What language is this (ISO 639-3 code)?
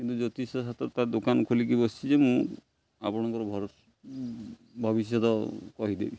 ori